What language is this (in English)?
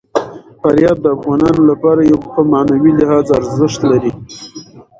Pashto